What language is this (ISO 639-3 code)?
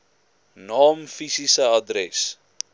afr